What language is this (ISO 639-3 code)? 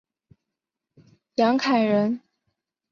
zho